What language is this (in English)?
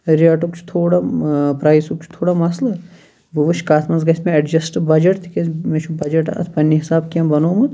Kashmiri